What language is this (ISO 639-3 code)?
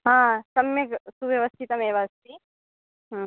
san